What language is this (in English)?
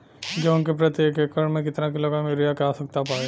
Bhojpuri